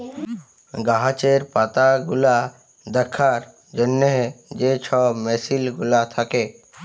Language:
Bangla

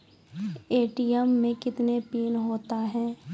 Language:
Maithili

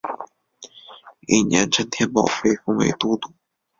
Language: Chinese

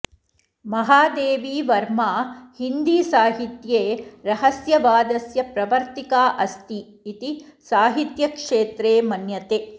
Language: Sanskrit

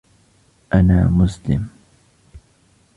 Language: Arabic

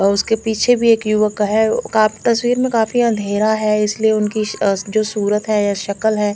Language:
Hindi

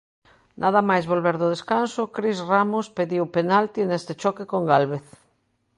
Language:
Galician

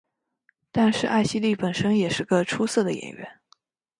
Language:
Chinese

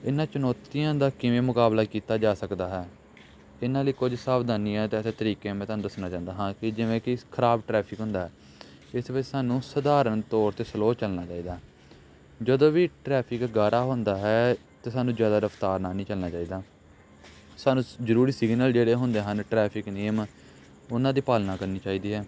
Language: Punjabi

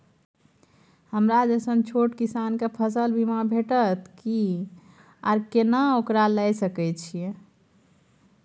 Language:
Maithili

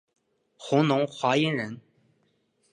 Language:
Chinese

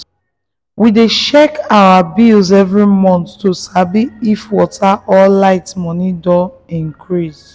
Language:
Nigerian Pidgin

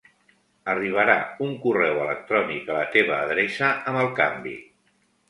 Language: Catalan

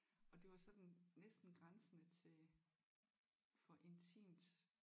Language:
Danish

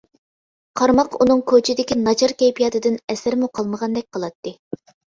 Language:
Uyghur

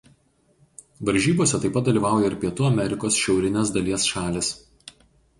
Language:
Lithuanian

